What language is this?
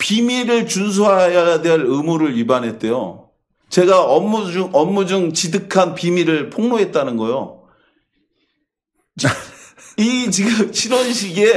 Korean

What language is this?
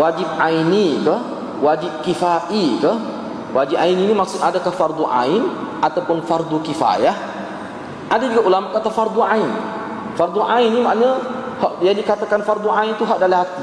Malay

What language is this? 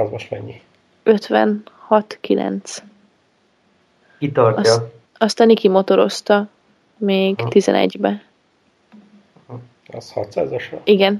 Hungarian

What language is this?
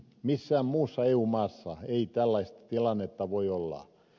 Finnish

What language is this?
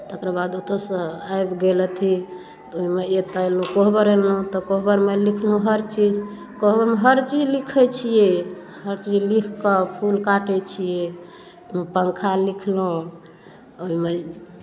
Maithili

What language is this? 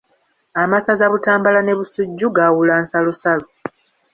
Ganda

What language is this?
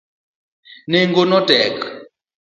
Luo (Kenya and Tanzania)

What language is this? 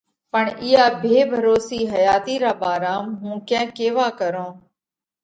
Parkari Koli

